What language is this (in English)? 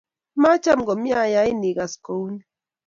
Kalenjin